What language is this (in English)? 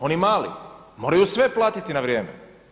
Croatian